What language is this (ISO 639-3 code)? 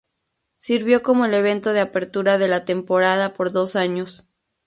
spa